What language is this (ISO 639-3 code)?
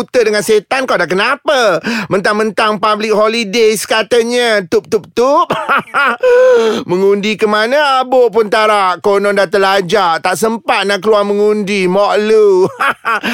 msa